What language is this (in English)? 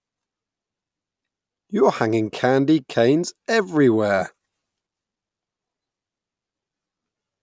English